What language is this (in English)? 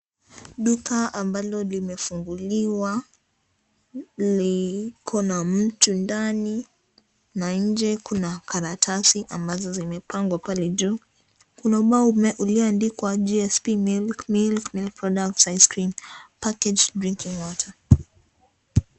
Swahili